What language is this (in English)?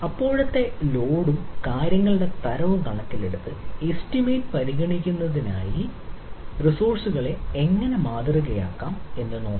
Malayalam